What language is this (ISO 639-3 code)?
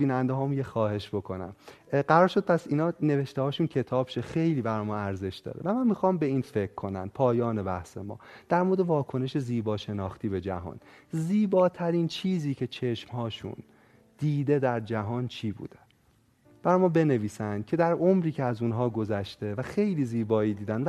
fas